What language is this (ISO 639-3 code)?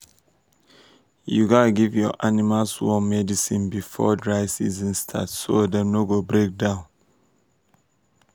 pcm